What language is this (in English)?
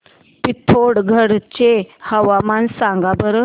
Marathi